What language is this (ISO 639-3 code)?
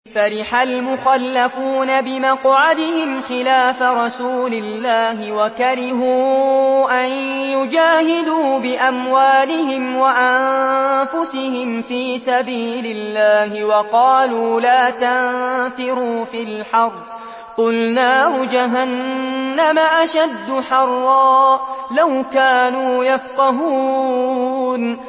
ara